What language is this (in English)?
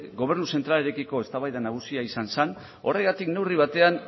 Basque